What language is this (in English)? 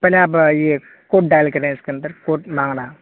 Urdu